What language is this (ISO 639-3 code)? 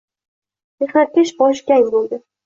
uzb